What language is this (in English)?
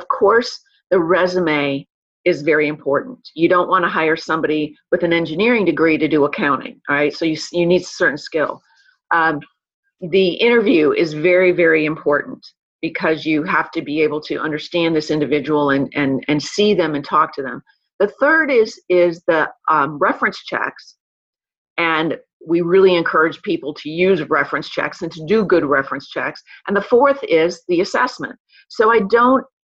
English